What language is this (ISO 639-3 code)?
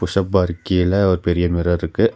tam